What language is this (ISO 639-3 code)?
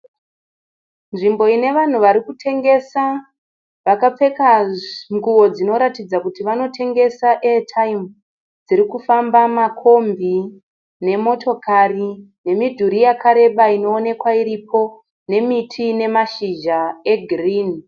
sna